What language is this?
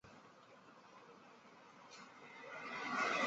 Chinese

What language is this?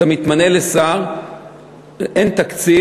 Hebrew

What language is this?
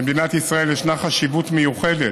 Hebrew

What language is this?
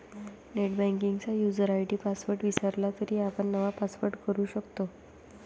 Marathi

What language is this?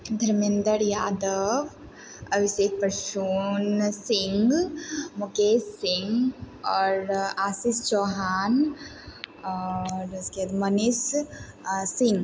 Maithili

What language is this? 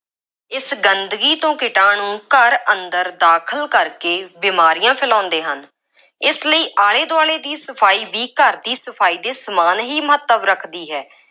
Punjabi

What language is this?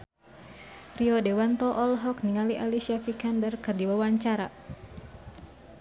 Sundanese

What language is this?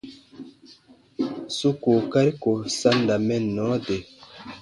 Baatonum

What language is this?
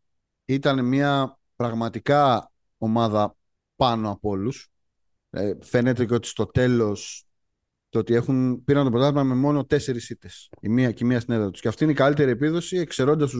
Greek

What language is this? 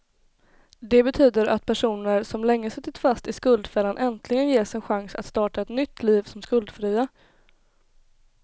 Swedish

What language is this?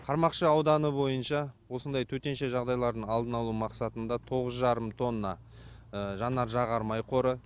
Kazakh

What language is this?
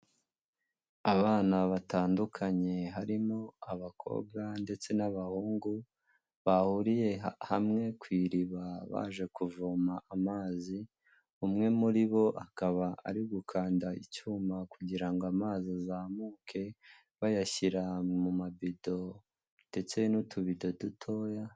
Kinyarwanda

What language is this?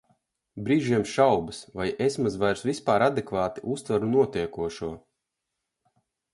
Latvian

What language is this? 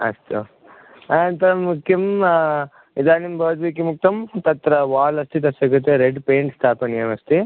Sanskrit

